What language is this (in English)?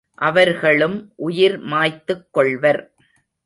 Tamil